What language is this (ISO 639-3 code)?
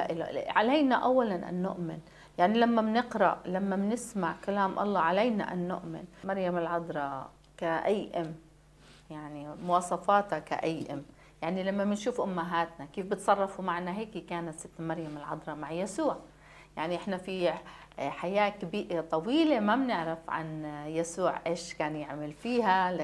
ara